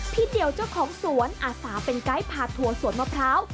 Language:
Thai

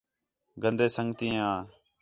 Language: Khetrani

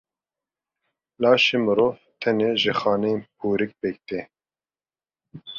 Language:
Kurdish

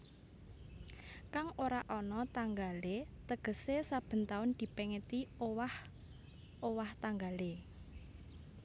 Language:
Javanese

